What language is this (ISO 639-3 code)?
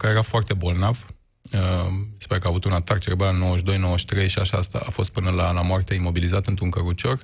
ron